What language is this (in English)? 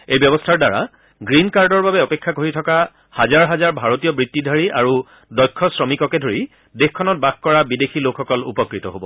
Assamese